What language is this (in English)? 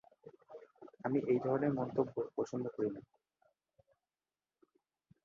Bangla